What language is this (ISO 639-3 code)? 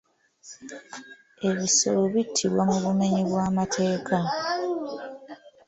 lug